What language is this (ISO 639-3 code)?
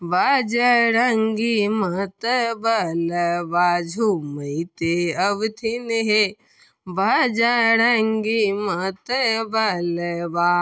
mai